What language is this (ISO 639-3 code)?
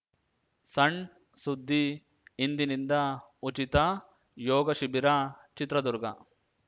kan